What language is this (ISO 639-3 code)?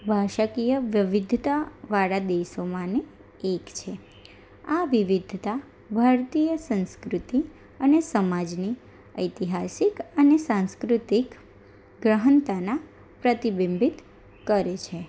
guj